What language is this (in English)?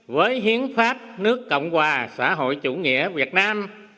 Vietnamese